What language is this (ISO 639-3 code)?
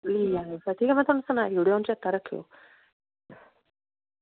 doi